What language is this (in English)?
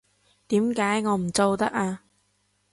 Cantonese